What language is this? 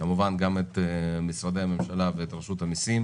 Hebrew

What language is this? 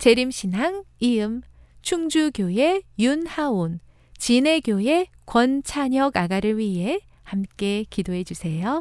Korean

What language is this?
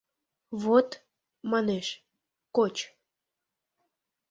Mari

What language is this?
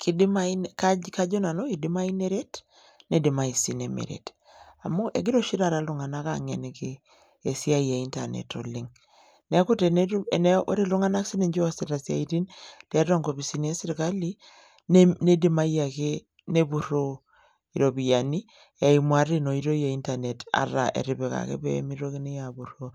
Masai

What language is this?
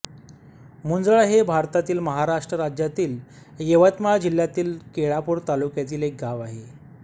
Marathi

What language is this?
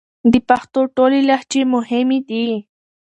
Pashto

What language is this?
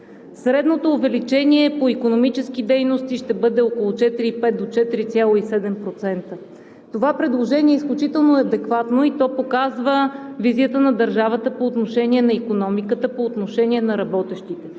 Bulgarian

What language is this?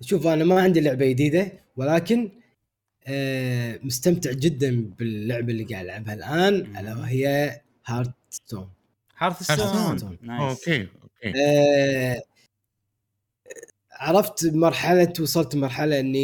Arabic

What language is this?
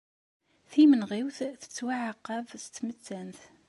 Kabyle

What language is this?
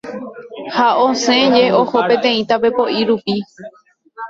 Guarani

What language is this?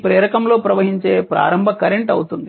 Telugu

